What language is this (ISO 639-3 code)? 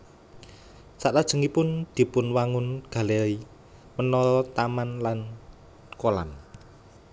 jav